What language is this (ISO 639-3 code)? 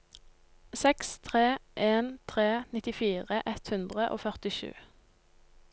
nor